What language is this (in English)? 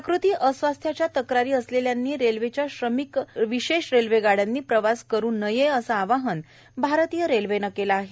Marathi